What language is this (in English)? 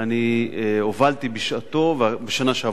Hebrew